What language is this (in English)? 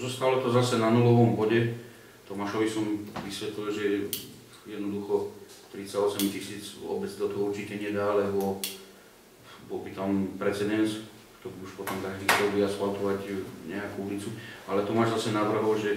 Slovak